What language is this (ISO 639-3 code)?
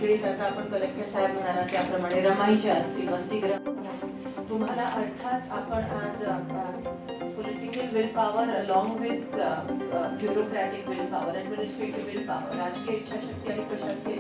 mar